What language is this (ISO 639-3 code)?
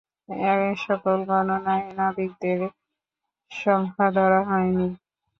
ben